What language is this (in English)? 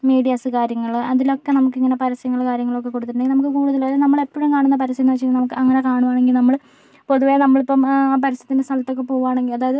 Malayalam